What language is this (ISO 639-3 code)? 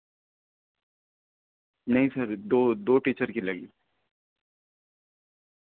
urd